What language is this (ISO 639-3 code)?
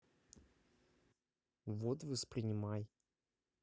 rus